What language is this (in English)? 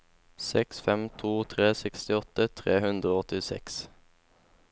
Norwegian